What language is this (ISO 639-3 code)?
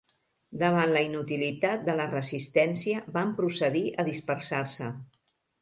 cat